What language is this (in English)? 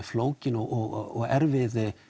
Icelandic